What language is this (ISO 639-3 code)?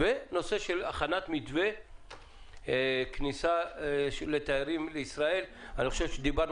heb